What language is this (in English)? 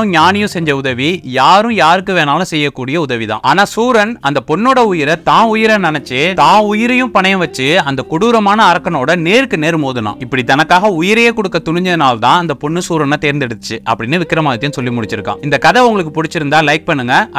Tamil